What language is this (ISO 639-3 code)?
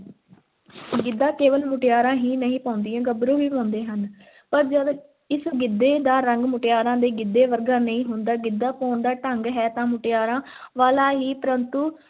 pan